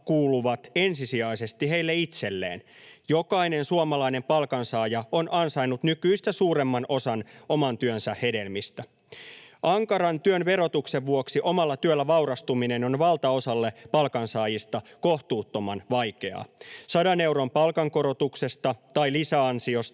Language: Finnish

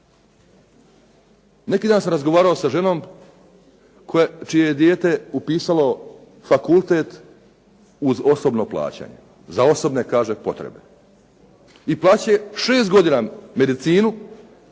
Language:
Croatian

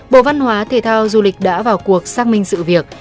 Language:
Vietnamese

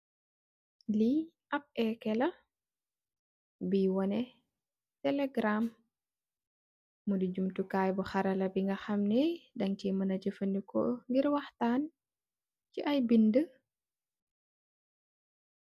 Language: Wolof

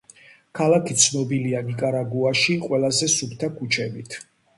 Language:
Georgian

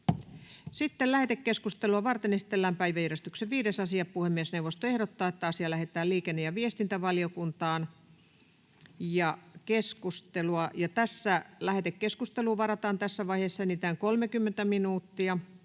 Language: Finnish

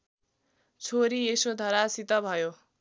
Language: Nepali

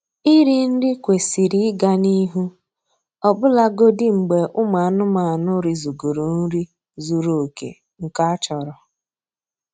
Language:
Igbo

